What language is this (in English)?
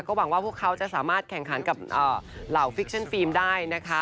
Thai